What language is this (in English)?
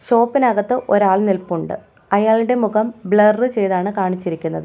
Malayalam